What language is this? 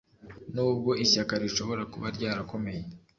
Kinyarwanda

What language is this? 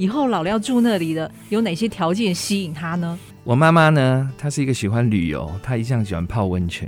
Chinese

